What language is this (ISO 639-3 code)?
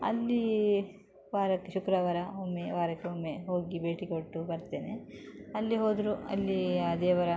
kan